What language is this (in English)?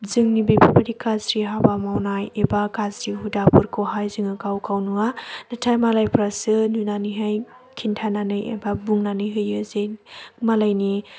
Bodo